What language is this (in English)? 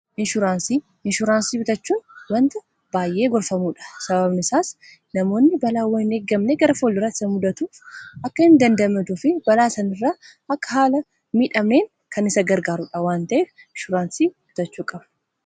Oromo